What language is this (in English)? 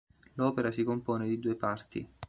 Italian